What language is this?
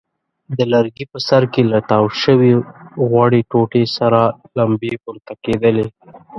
Pashto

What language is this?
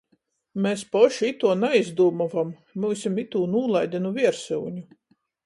Latgalian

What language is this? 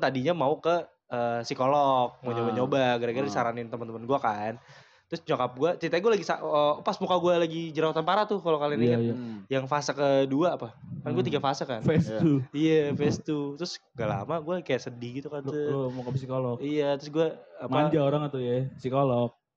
Indonesian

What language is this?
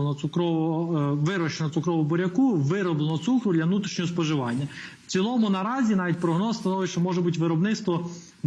Ukrainian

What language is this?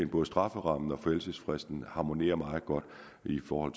Danish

